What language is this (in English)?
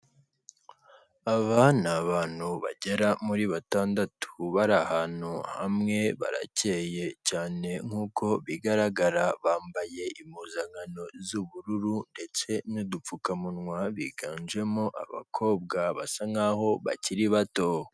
Kinyarwanda